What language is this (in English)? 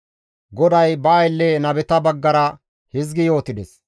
Gamo